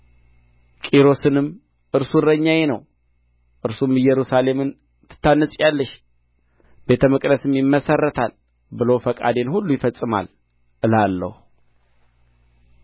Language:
Amharic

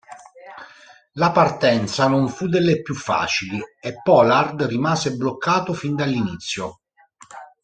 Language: Italian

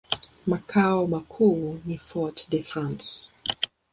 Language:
Swahili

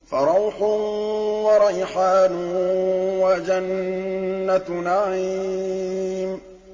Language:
Arabic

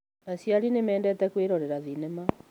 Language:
Kikuyu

